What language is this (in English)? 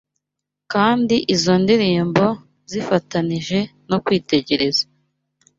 Kinyarwanda